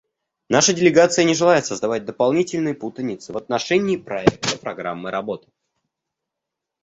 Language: Russian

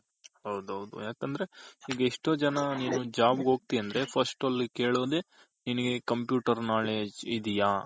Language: Kannada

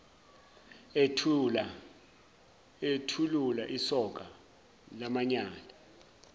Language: Zulu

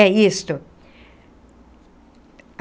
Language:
Portuguese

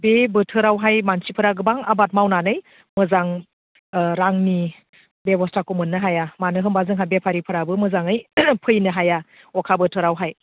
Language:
Bodo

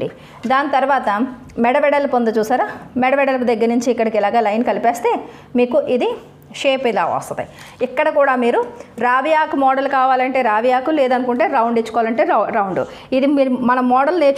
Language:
Telugu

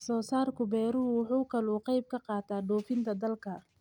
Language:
Somali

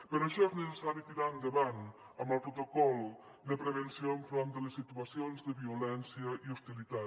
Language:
Catalan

